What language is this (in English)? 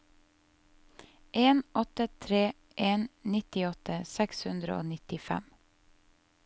Norwegian